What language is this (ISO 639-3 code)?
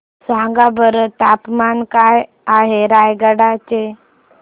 mar